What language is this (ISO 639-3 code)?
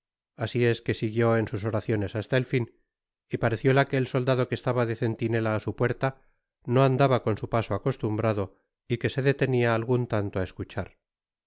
spa